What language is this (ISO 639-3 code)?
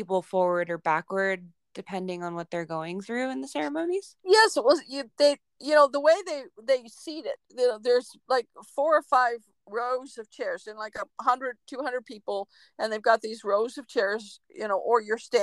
eng